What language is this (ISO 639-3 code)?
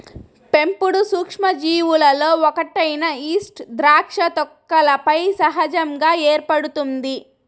tel